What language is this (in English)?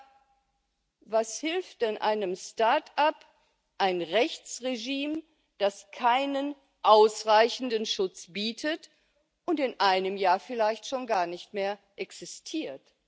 German